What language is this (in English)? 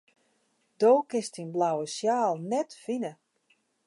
Western Frisian